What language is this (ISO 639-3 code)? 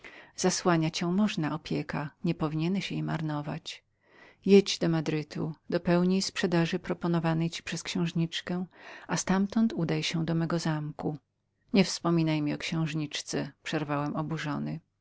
pol